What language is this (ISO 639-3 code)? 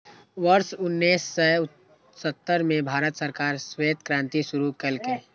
mai